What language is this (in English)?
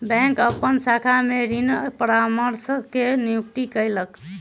Maithili